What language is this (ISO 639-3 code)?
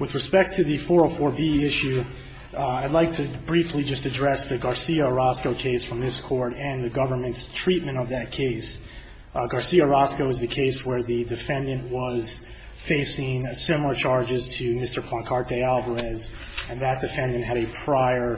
eng